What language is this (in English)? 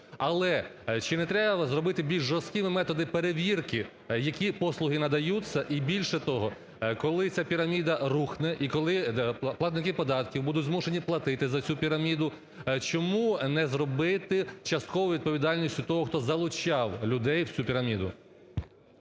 Ukrainian